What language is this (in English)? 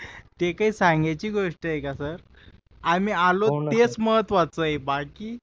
Marathi